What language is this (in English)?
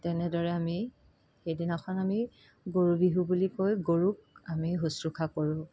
Assamese